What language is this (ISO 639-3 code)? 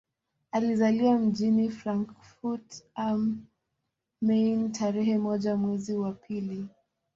swa